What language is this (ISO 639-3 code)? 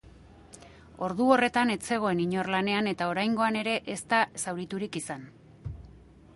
eus